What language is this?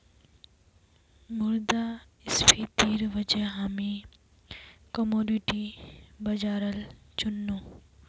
Magahi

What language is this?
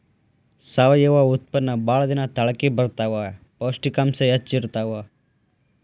Kannada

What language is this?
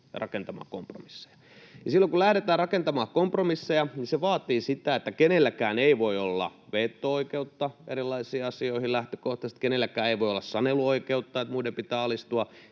Finnish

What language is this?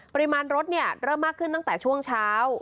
Thai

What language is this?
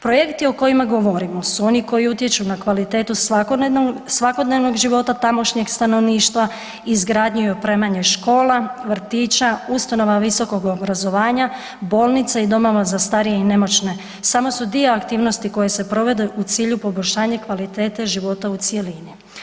Croatian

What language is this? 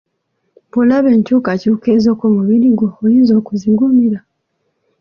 Ganda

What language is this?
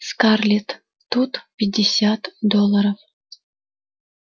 Russian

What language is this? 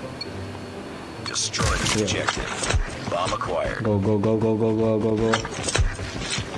Indonesian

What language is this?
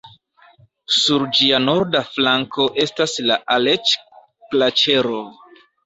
Esperanto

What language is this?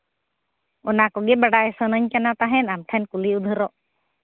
Santali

